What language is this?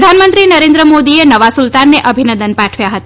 Gujarati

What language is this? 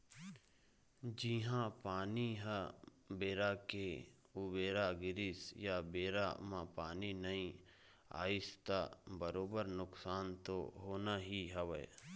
Chhattisgarhi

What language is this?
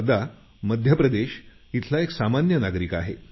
Marathi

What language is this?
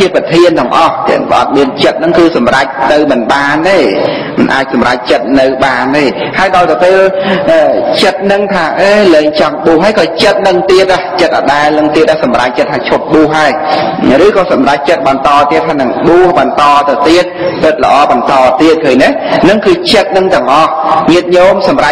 Thai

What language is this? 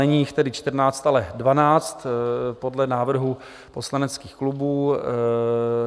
Czech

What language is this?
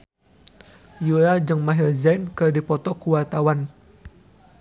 Sundanese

